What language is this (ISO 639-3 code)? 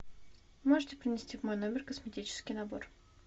rus